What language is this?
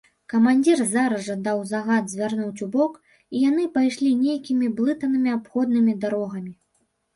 Belarusian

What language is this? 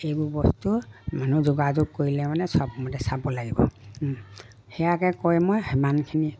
Assamese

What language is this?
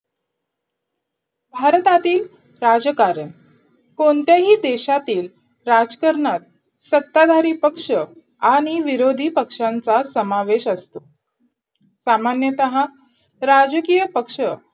Marathi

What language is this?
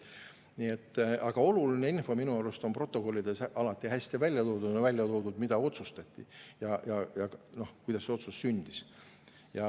Estonian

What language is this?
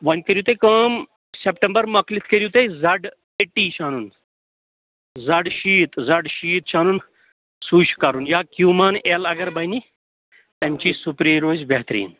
Kashmiri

